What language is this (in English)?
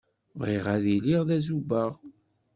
Kabyle